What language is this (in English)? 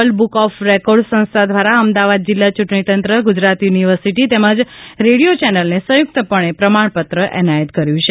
Gujarati